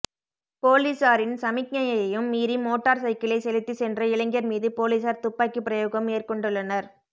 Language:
Tamil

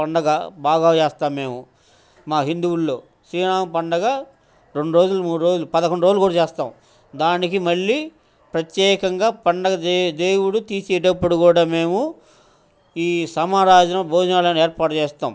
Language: Telugu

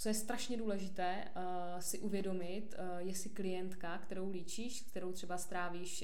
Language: Czech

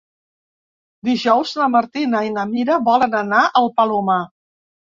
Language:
Catalan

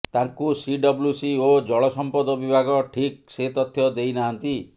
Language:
Odia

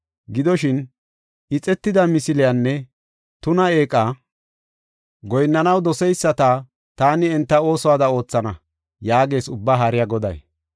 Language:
Gofa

